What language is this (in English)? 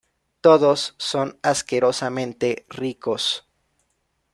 Spanish